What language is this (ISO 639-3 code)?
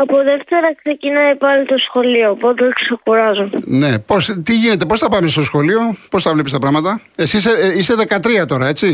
ell